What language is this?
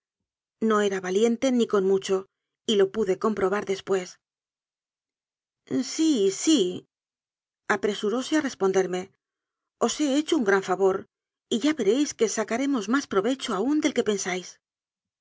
Spanish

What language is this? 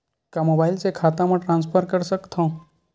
Chhattisgarhi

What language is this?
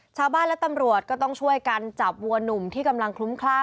Thai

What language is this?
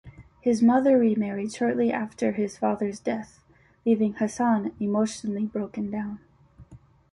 English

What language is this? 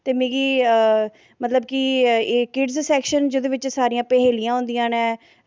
Dogri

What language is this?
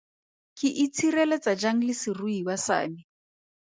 Tswana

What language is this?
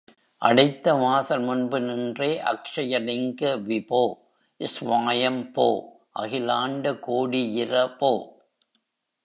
Tamil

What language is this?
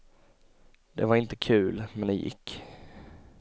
Swedish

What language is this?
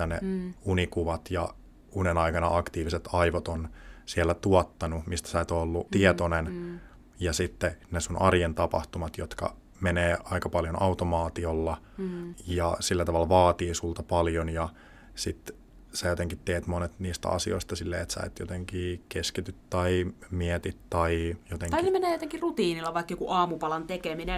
Finnish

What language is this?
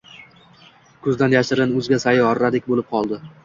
Uzbek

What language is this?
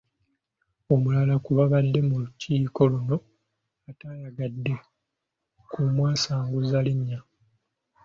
Ganda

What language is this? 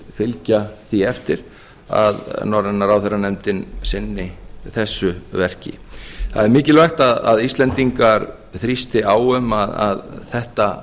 Icelandic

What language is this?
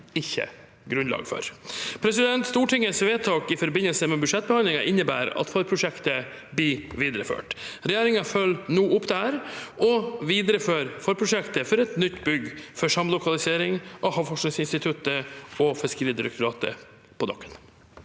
Norwegian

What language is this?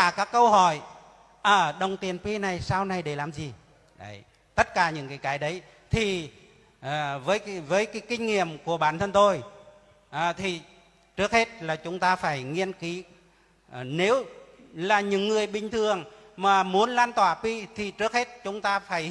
Vietnamese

